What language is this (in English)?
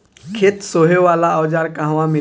Bhojpuri